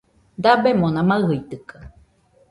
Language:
Nüpode Huitoto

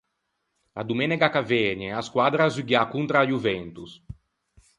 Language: Ligurian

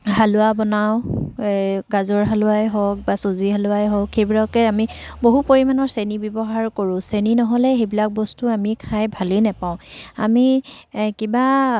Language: Assamese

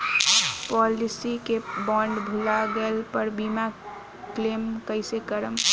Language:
Bhojpuri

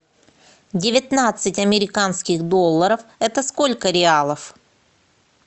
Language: Russian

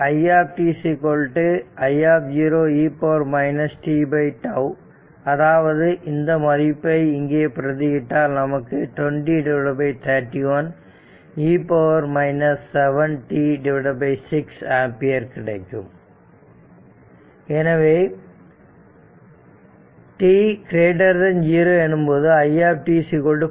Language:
Tamil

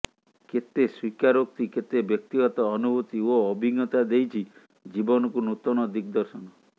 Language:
Odia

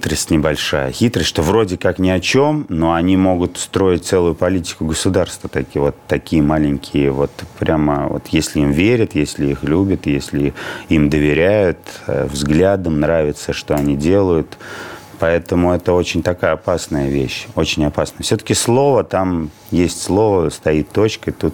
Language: Russian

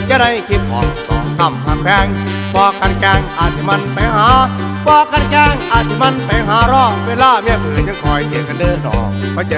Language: Thai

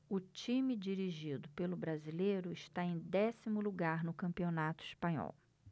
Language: Portuguese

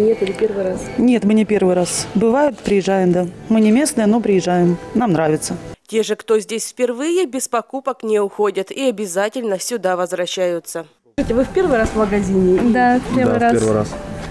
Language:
Russian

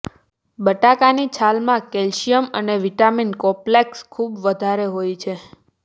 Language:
Gujarati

